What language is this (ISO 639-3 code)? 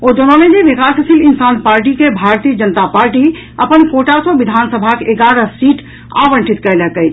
mai